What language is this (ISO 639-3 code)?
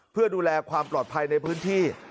tha